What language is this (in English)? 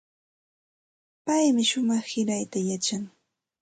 Santa Ana de Tusi Pasco Quechua